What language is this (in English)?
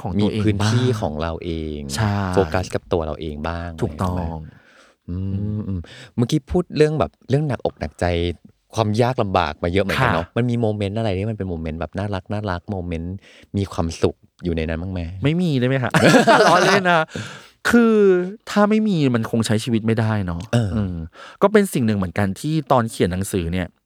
Thai